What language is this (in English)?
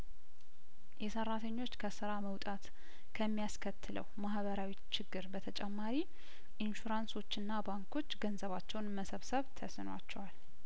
Amharic